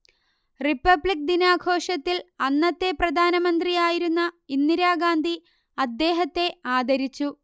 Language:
Malayalam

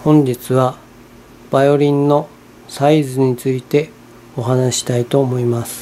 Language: Japanese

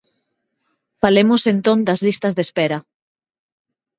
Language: Galician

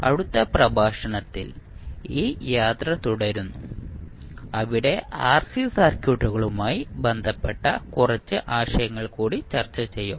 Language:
Malayalam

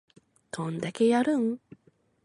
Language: Japanese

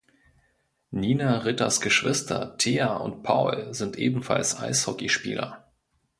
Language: German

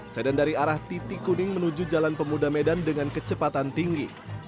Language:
Indonesian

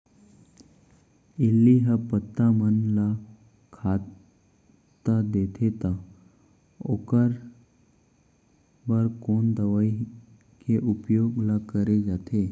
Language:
Chhattisgarhi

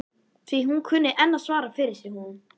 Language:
Icelandic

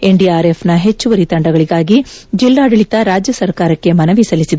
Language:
Kannada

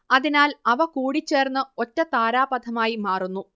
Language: Malayalam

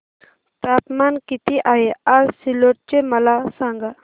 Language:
Marathi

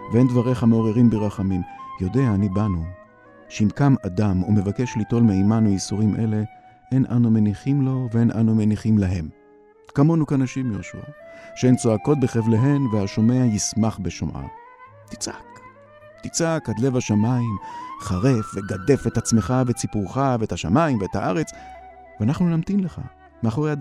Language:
Hebrew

